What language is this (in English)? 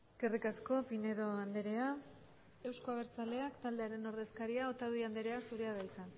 Basque